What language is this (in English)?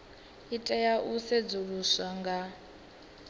Venda